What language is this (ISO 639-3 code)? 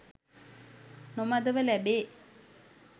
sin